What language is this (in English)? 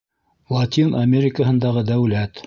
Bashkir